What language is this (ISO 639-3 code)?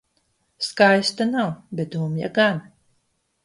lav